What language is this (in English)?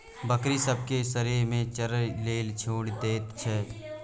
Maithili